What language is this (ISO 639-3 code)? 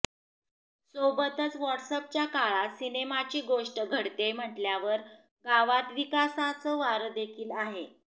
mar